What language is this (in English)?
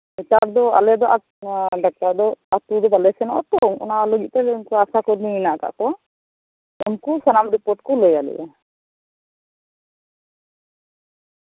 Santali